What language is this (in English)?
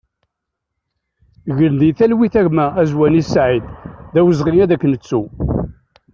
Kabyle